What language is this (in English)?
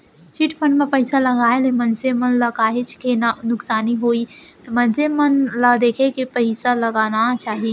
Chhattisgarhi